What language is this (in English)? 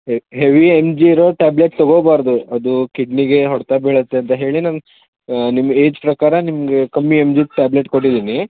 Kannada